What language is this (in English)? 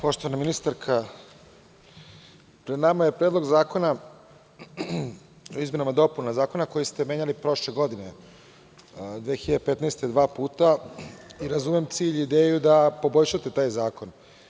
Serbian